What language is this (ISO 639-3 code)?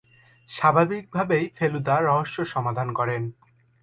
ben